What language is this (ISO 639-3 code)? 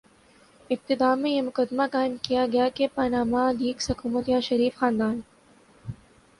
urd